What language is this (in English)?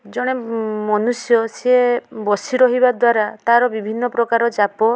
Odia